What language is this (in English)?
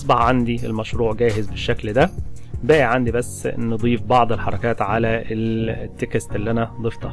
Arabic